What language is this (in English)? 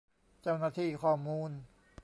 Thai